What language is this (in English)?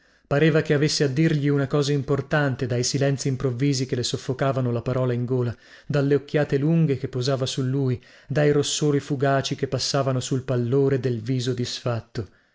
Italian